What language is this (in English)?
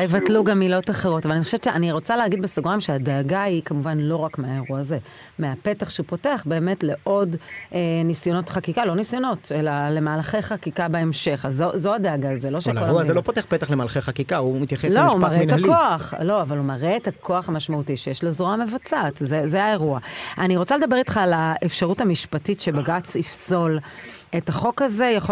Hebrew